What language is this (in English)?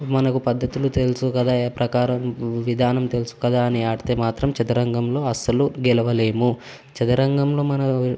Telugu